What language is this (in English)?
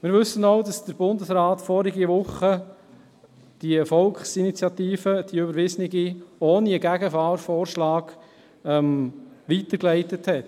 Swiss German